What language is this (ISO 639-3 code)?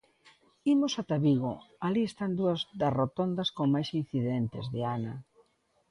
glg